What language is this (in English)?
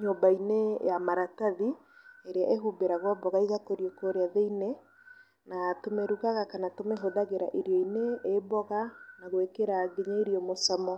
Kikuyu